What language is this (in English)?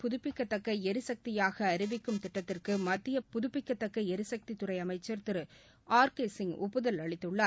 Tamil